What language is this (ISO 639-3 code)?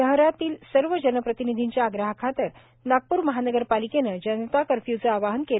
mar